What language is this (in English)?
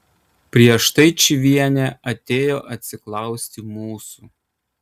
Lithuanian